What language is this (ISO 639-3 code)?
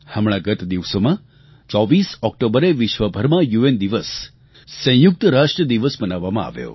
guj